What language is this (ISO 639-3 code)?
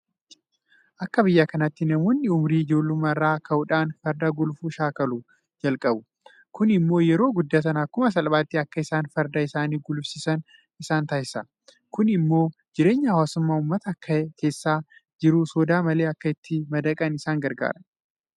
orm